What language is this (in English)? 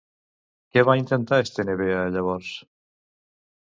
Catalan